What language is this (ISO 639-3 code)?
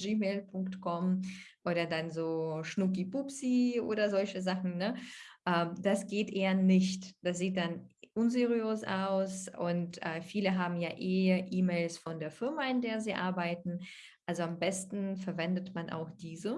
deu